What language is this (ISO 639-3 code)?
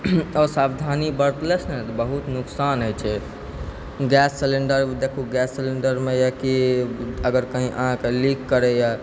mai